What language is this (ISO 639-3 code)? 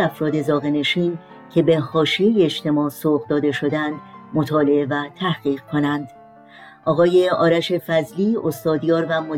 fas